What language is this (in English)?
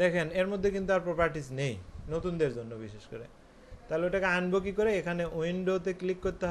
Hindi